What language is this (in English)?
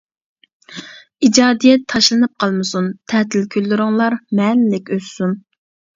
Uyghur